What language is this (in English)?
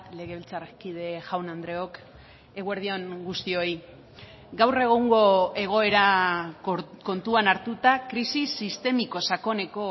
Basque